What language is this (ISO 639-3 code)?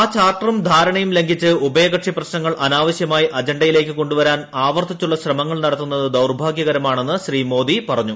mal